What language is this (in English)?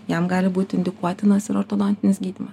Lithuanian